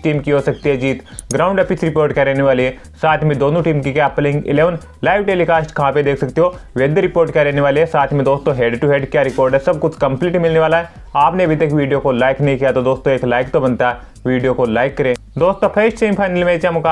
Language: Hindi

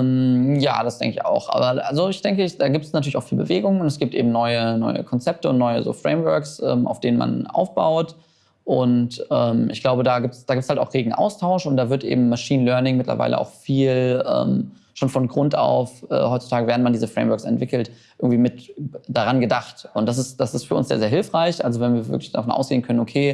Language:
German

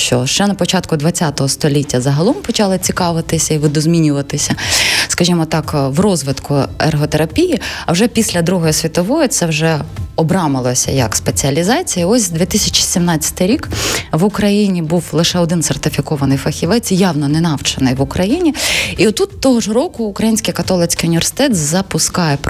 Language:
Ukrainian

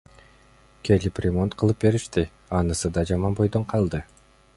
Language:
Kyrgyz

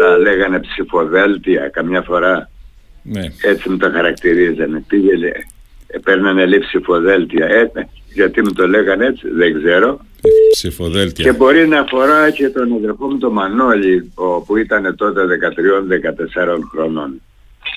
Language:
Greek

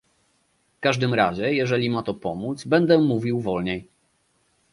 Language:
Polish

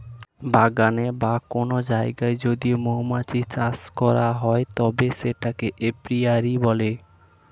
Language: Bangla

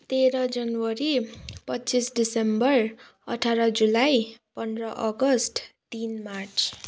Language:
Nepali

